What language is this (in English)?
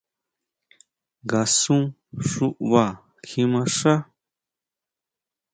Huautla Mazatec